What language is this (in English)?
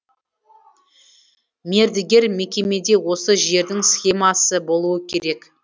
Kazakh